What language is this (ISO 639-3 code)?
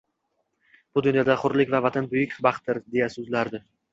uzb